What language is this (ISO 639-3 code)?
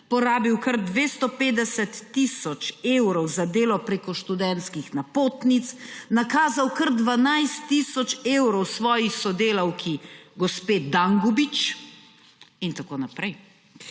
slv